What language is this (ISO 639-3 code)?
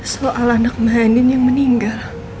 ind